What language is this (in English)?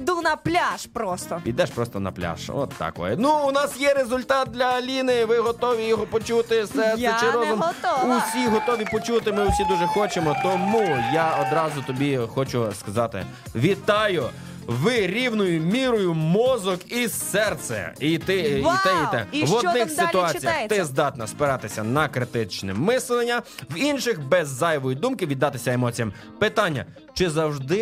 Ukrainian